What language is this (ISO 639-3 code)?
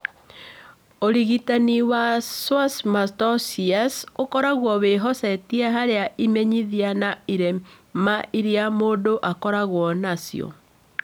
kik